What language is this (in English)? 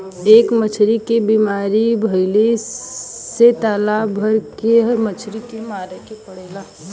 Bhojpuri